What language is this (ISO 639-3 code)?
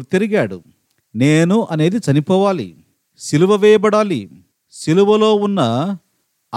tel